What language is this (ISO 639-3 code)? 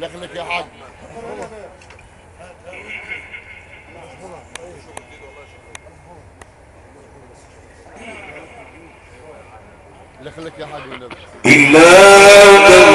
ara